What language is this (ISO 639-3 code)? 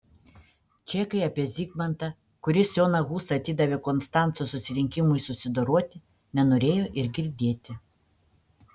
lit